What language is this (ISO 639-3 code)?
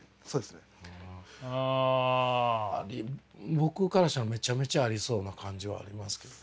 jpn